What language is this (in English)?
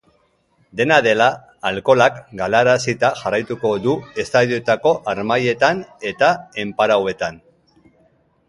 Basque